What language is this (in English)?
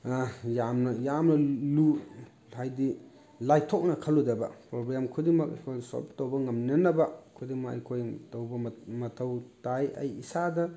Manipuri